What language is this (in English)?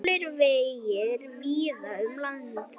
Icelandic